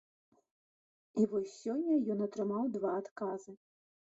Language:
Belarusian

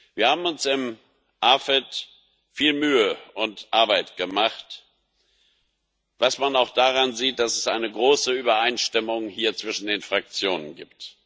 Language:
German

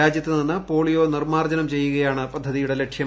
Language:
Malayalam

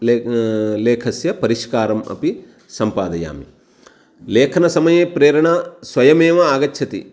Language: Sanskrit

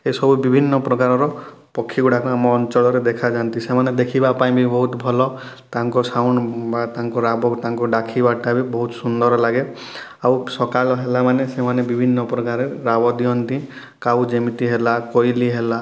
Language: Odia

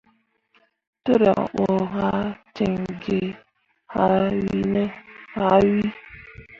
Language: Mundang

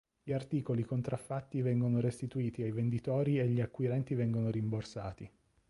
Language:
Italian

